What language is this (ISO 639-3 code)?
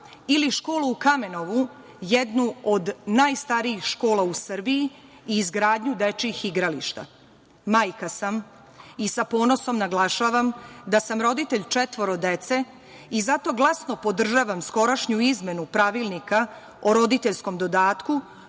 srp